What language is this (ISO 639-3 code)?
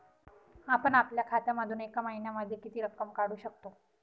mar